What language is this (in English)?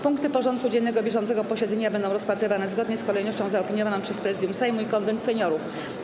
Polish